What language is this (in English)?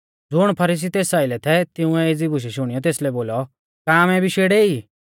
Mahasu Pahari